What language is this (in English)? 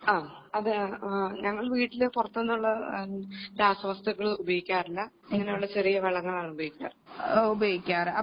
Malayalam